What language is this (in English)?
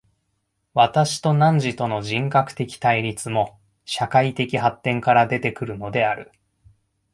Japanese